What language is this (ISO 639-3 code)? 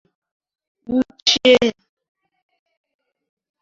ibo